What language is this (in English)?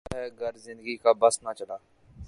Urdu